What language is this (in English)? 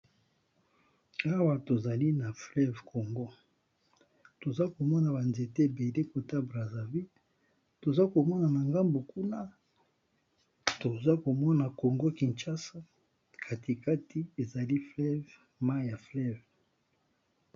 Lingala